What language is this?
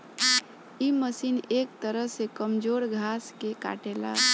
Bhojpuri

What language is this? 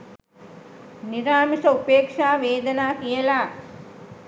Sinhala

